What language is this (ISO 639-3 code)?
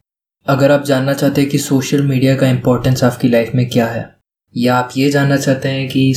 hin